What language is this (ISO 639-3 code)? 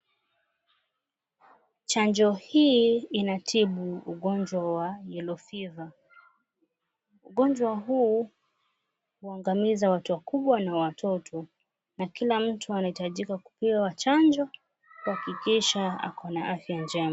swa